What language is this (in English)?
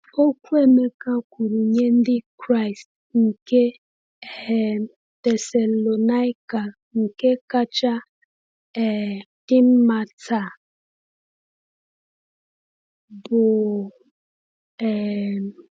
Igbo